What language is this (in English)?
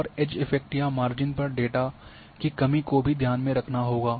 Hindi